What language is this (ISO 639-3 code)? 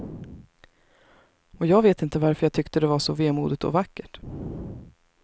swe